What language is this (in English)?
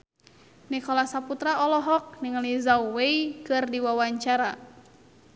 Sundanese